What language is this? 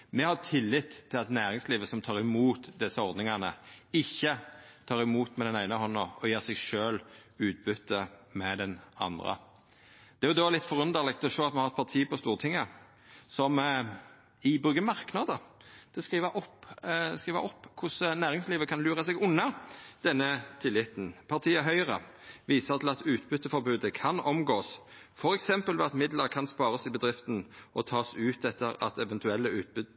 Norwegian Nynorsk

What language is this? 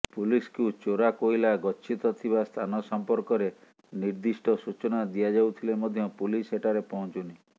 Odia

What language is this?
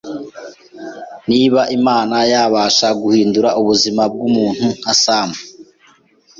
Kinyarwanda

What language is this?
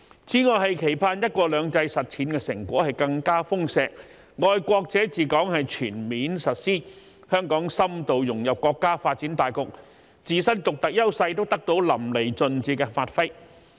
Cantonese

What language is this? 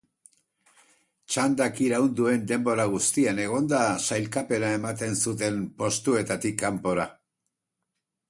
Basque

